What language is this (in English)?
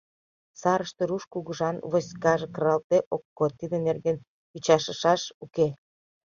Mari